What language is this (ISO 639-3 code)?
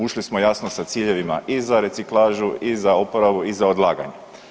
hrv